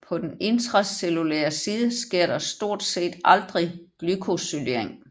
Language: Danish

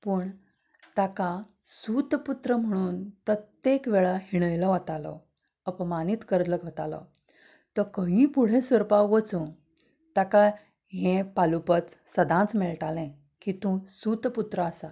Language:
Konkani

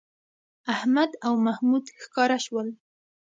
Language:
Pashto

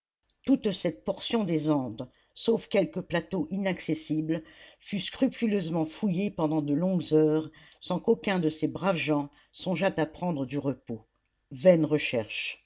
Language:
French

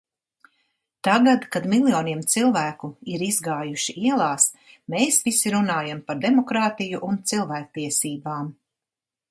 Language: Latvian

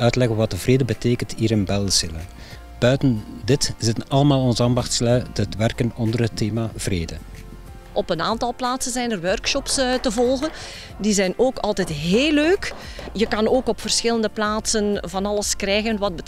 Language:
Dutch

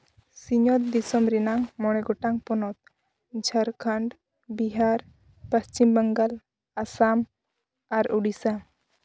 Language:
Santali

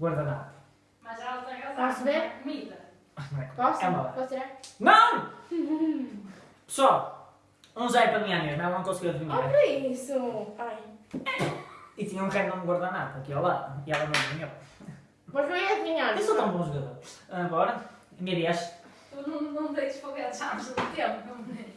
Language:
Portuguese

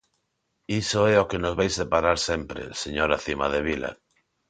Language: Galician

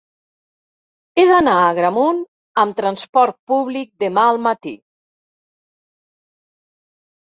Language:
Catalan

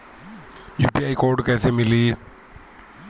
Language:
Bhojpuri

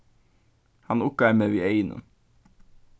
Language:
Faroese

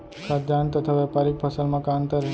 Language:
Chhattisgarhi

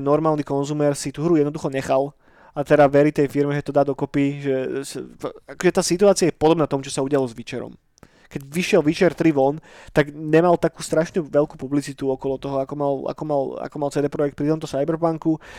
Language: Slovak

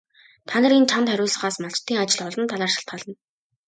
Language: Mongolian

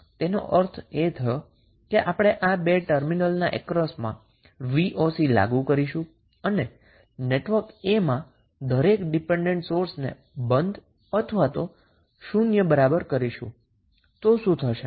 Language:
Gujarati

